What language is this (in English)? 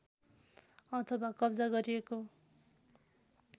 Nepali